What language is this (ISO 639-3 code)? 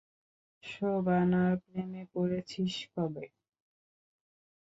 ben